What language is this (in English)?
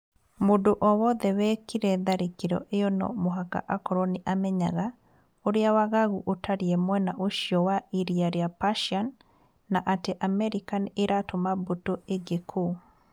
Kikuyu